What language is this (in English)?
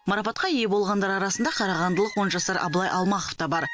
Kazakh